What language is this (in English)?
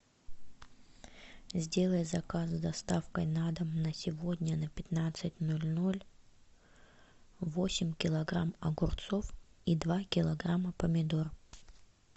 Russian